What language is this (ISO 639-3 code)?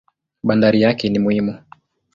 swa